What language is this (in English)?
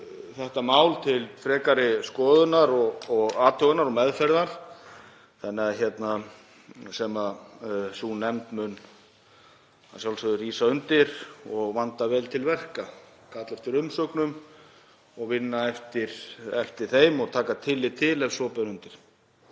Icelandic